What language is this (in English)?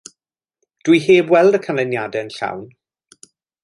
Welsh